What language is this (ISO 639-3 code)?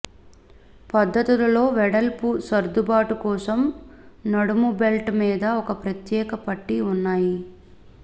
tel